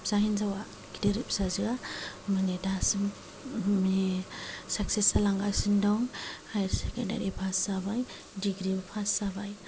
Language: Bodo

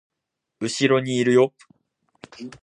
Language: Japanese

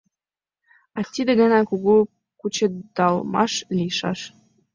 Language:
Mari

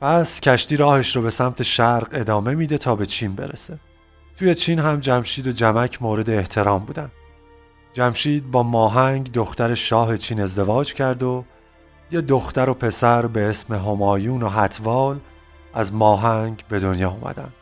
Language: Persian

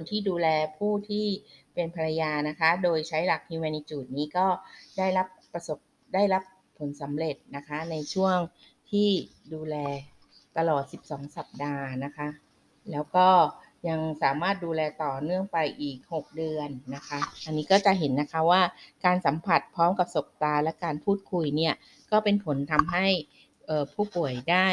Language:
Thai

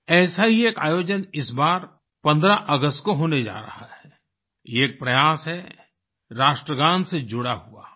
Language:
Hindi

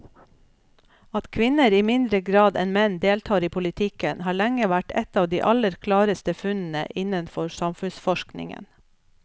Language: Norwegian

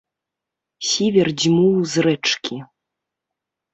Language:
Belarusian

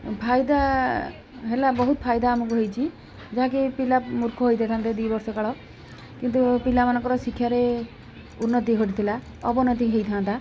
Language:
Odia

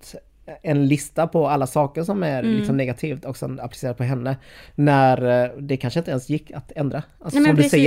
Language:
Swedish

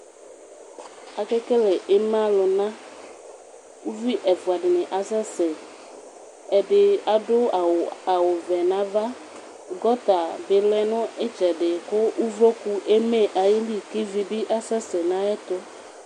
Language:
Ikposo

